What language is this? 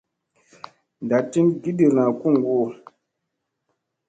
Musey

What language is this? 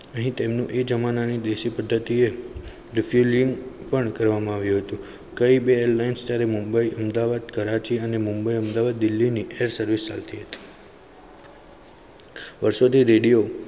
Gujarati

